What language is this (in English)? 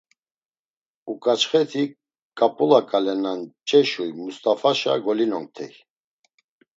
Laz